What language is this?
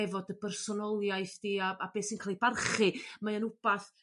Welsh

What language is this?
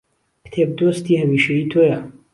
Central Kurdish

